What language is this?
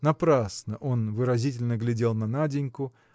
Russian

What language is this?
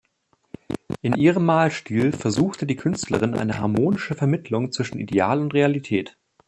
German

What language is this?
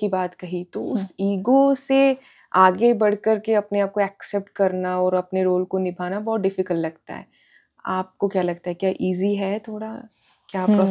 Hindi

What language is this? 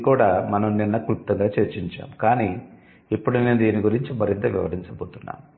Telugu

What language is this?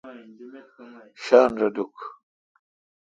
Kalkoti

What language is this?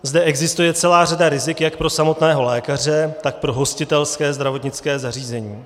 Czech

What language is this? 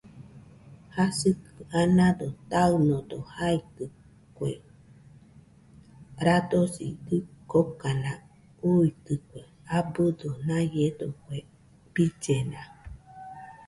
Nüpode Huitoto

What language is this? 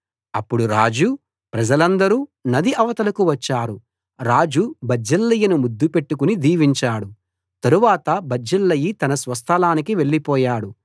Telugu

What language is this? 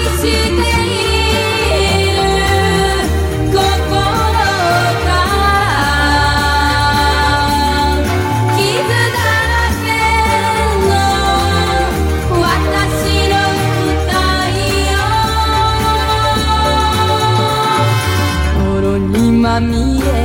Hebrew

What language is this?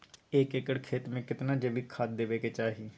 Maithili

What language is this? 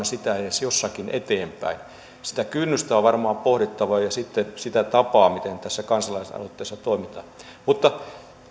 Finnish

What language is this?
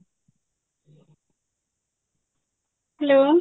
Odia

